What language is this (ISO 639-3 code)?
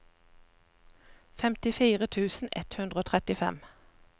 nor